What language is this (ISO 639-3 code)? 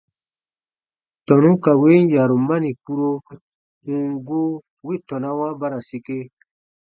bba